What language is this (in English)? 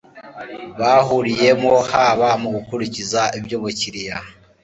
Kinyarwanda